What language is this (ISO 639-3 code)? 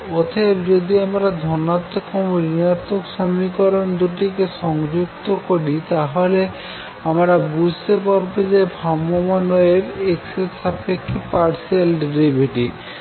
ben